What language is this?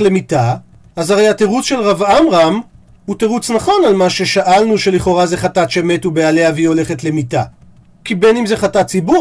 Hebrew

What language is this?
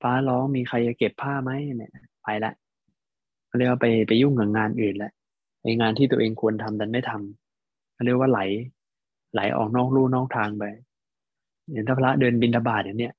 Thai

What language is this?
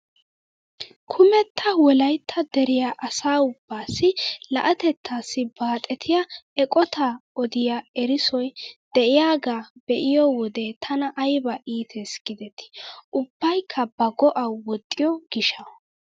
Wolaytta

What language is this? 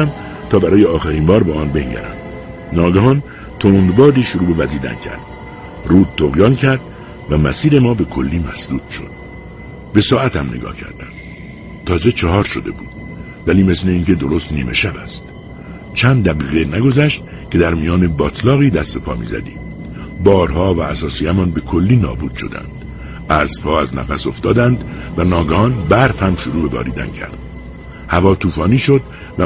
Persian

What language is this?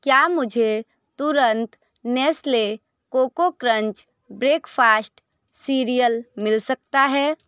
Hindi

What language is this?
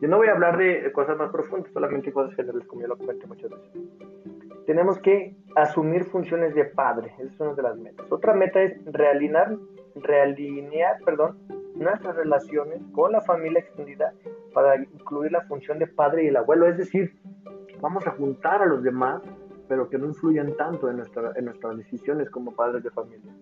Spanish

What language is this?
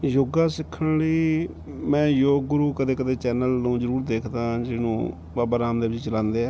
Punjabi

